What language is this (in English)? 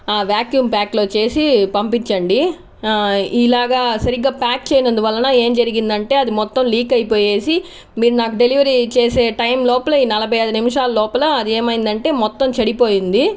Telugu